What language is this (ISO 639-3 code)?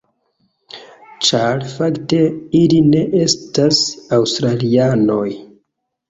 epo